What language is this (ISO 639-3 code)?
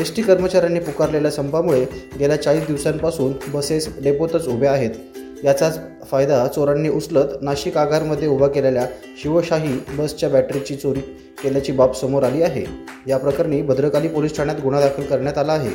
mar